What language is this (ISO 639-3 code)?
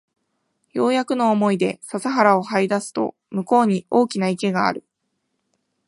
jpn